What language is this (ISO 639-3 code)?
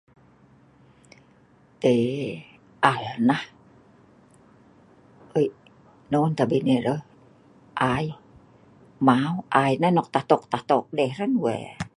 snv